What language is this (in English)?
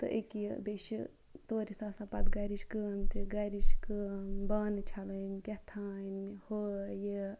Kashmiri